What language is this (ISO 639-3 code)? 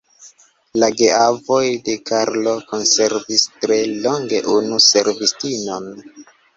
epo